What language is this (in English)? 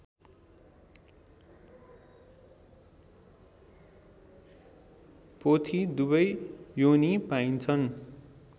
Nepali